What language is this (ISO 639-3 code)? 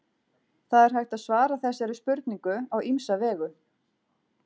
isl